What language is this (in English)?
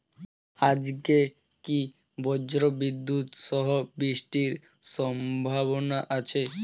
Bangla